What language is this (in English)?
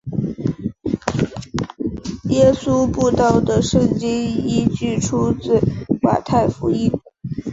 Chinese